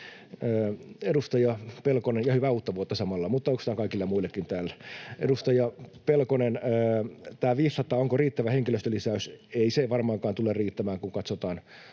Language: Finnish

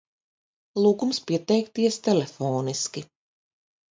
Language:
Latvian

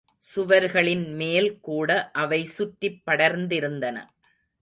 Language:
Tamil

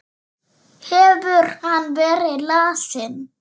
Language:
Icelandic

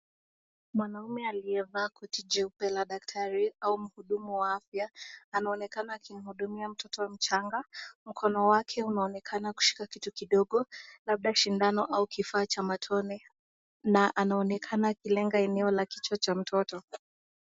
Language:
Swahili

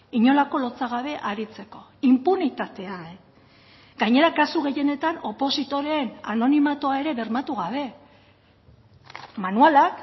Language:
Basque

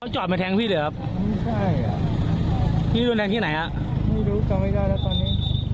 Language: Thai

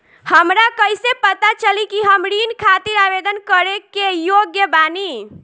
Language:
Bhojpuri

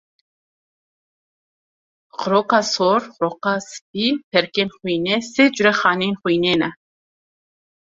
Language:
Kurdish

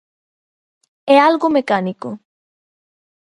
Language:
Galician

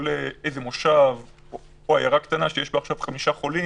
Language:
Hebrew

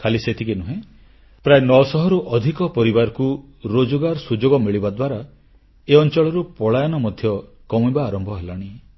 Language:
Odia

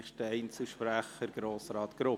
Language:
Swiss German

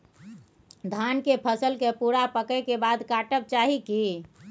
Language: Maithili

